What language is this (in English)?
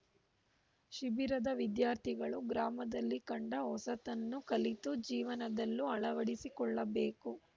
Kannada